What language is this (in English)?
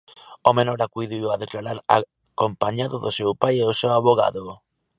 Galician